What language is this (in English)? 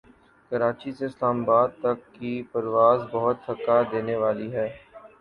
Urdu